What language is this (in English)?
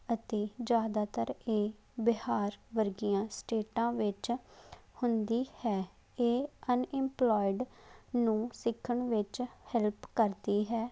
Punjabi